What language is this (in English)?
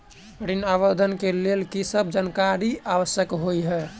Maithili